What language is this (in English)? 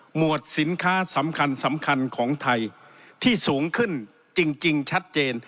Thai